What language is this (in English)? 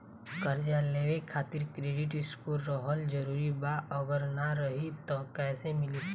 Bhojpuri